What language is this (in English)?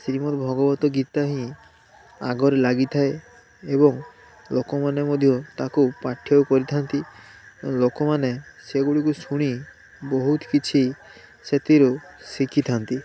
Odia